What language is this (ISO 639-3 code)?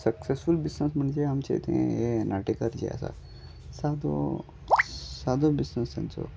kok